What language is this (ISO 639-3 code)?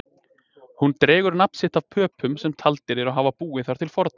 isl